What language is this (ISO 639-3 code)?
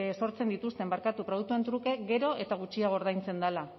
eus